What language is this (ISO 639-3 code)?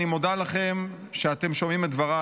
heb